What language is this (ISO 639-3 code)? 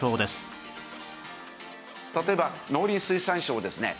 jpn